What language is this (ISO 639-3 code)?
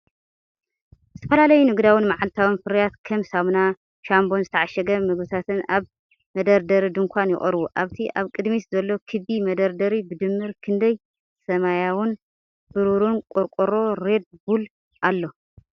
tir